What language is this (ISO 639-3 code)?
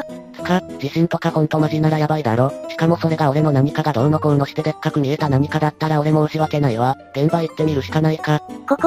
jpn